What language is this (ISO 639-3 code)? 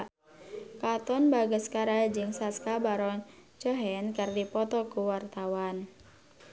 sun